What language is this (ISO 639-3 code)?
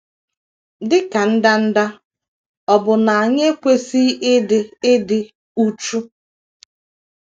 ibo